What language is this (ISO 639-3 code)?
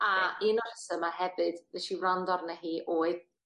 cym